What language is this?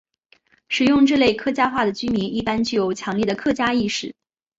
Chinese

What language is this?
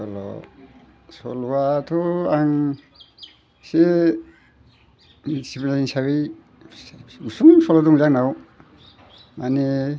Bodo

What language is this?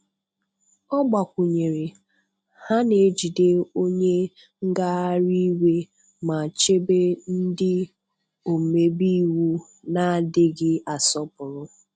Igbo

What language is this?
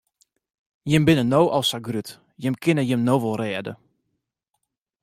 Western Frisian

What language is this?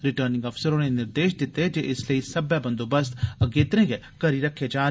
Dogri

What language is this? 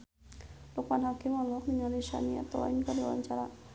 Sundanese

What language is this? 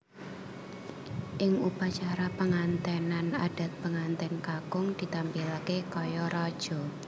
Javanese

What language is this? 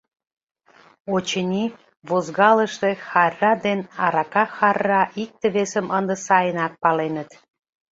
Mari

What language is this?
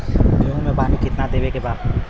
Bhojpuri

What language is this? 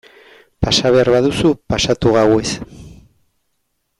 Basque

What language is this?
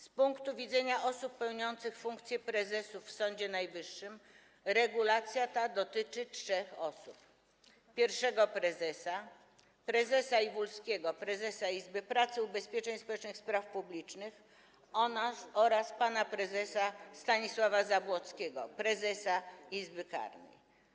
Polish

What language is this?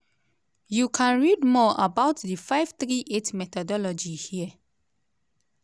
Nigerian Pidgin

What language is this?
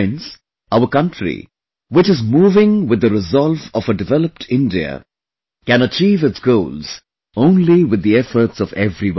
English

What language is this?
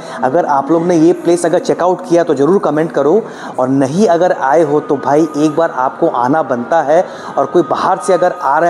Hindi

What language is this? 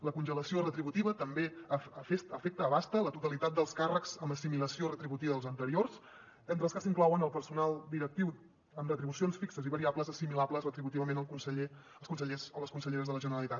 Catalan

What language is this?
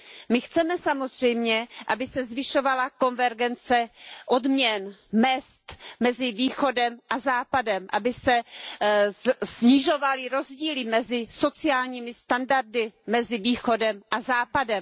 Czech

